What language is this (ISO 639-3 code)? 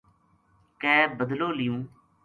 gju